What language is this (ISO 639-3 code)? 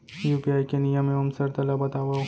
hne